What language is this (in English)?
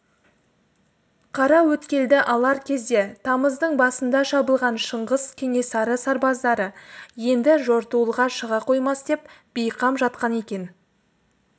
Kazakh